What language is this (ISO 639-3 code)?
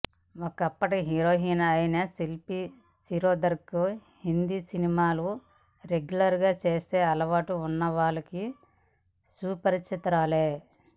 tel